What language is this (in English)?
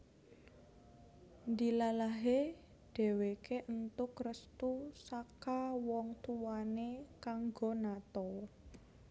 Javanese